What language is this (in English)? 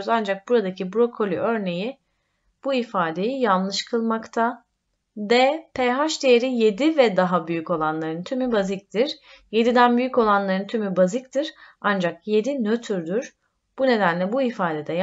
Turkish